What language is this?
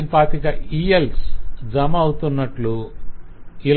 Telugu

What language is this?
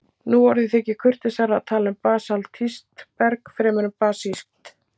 Icelandic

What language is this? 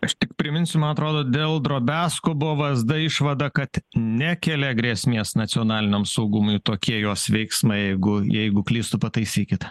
Lithuanian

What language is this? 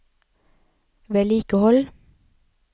Norwegian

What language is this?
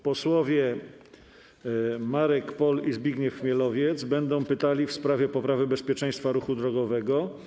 Polish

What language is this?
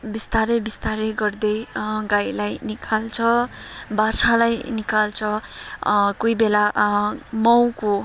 Nepali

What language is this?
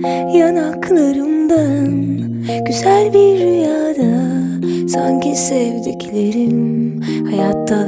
Turkish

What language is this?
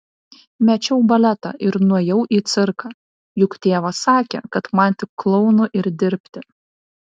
Lithuanian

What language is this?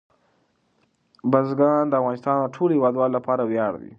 Pashto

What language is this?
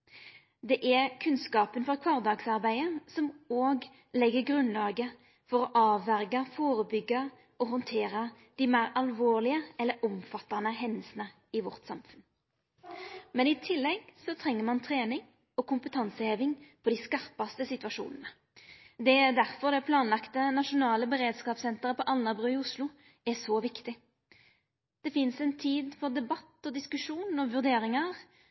Norwegian Nynorsk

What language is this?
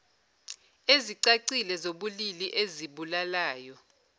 Zulu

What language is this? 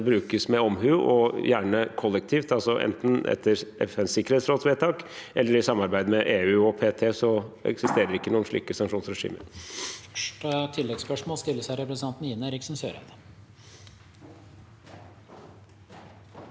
Norwegian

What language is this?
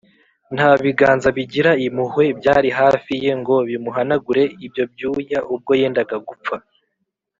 Kinyarwanda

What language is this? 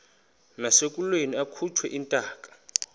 Xhosa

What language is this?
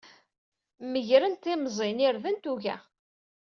Kabyle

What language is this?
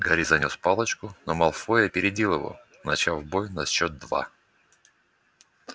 Russian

